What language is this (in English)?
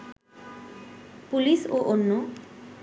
Bangla